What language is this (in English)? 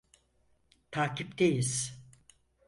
Turkish